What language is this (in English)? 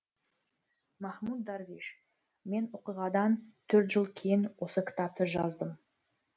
Kazakh